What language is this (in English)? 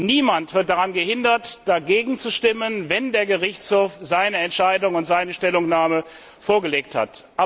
German